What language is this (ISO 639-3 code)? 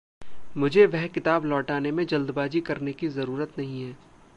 hin